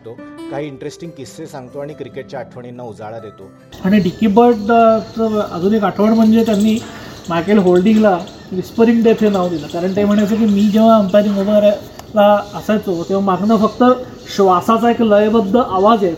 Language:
Marathi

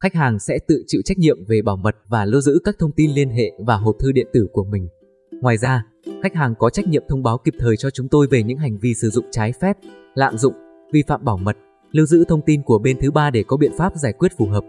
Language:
Vietnamese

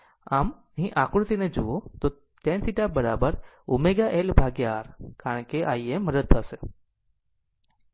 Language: Gujarati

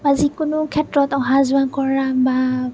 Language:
Assamese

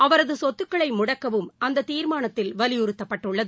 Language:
Tamil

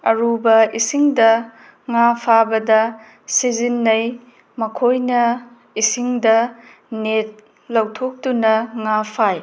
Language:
Manipuri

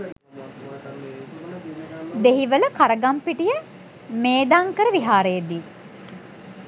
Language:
Sinhala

